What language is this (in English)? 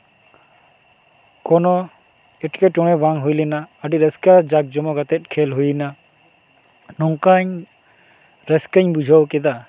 Santali